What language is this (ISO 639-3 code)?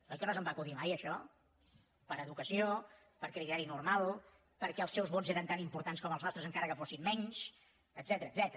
cat